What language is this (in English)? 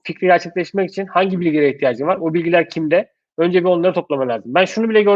Turkish